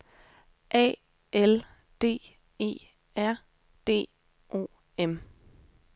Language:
Danish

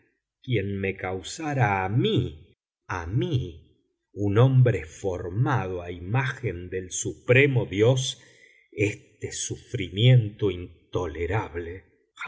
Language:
Spanish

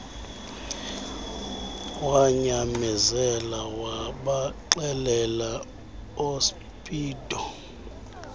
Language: Xhosa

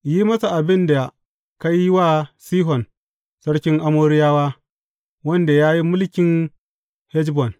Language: Hausa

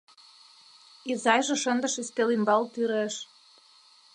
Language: Mari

